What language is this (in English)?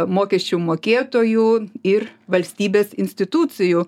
Lithuanian